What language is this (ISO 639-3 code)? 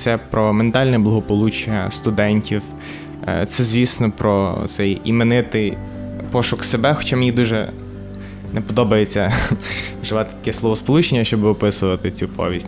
ukr